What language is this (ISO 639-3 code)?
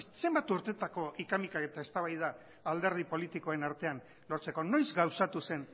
eus